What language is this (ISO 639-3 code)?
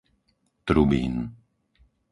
slk